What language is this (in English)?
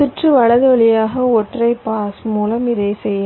Tamil